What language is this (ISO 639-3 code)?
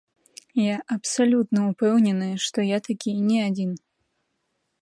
bel